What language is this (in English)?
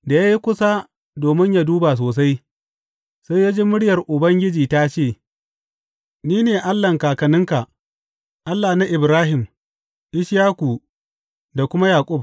Hausa